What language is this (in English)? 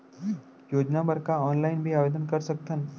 Chhattisgarhi